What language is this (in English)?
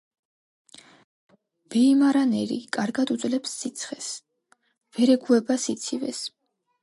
Georgian